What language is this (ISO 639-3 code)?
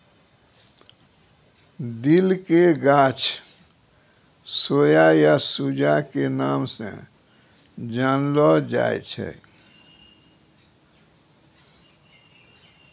mai